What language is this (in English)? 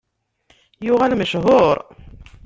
Kabyle